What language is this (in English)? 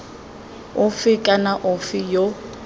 Tswana